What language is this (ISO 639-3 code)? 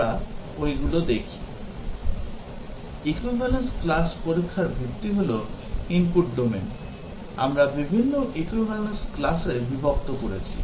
ben